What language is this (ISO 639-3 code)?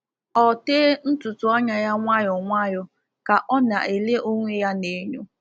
ibo